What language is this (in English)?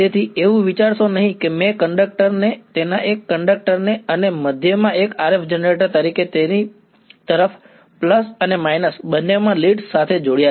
Gujarati